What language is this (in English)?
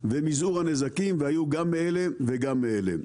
Hebrew